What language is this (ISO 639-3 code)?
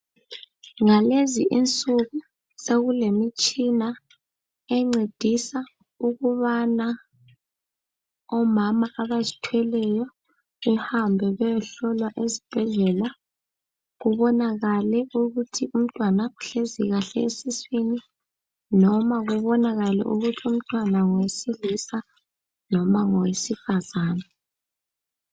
nde